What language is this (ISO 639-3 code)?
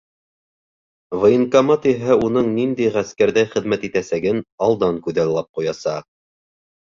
bak